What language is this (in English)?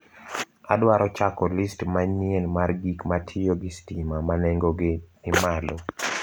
Luo (Kenya and Tanzania)